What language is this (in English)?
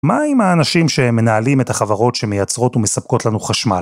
Hebrew